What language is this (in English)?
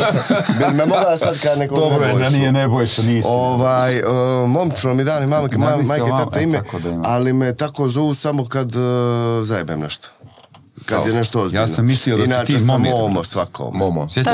Croatian